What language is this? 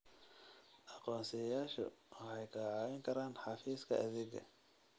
Somali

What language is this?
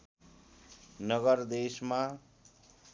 Nepali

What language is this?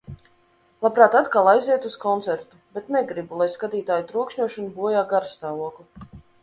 Latvian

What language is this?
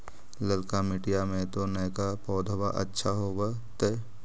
Magahi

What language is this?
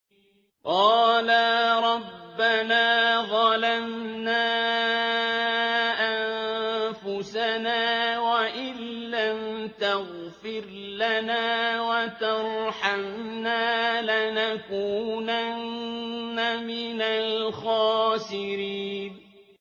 Arabic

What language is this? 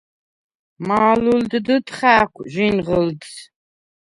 Svan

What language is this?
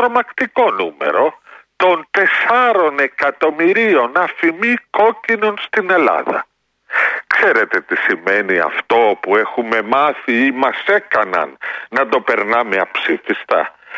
Greek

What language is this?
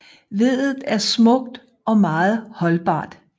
Danish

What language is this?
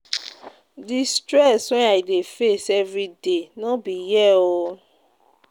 Nigerian Pidgin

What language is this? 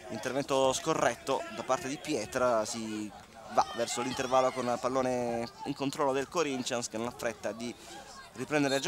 Italian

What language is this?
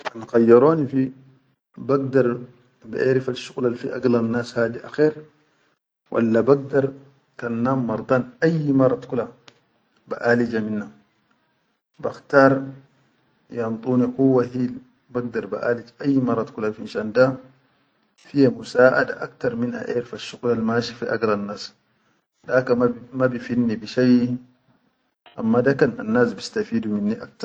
Chadian Arabic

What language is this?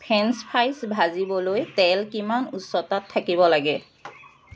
Assamese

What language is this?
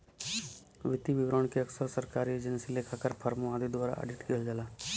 Bhojpuri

